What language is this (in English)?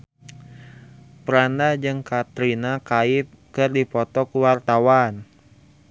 Sundanese